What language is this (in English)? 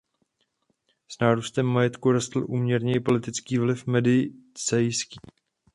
Czech